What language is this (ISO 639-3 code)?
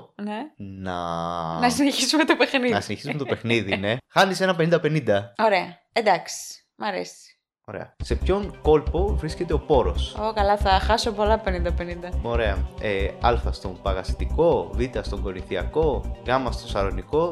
ell